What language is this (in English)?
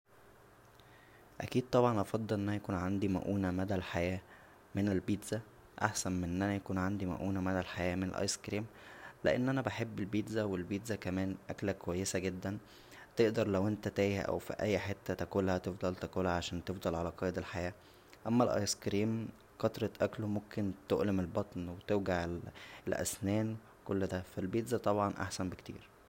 Egyptian Arabic